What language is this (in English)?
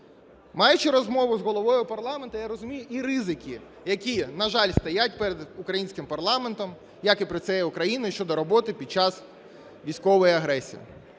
Ukrainian